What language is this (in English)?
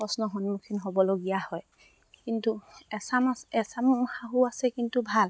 Assamese